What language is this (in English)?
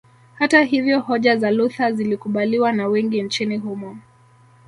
Swahili